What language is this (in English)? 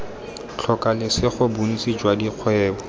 Tswana